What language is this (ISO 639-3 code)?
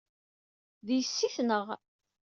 kab